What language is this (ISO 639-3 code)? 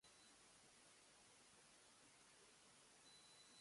jpn